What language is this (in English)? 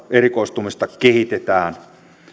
Finnish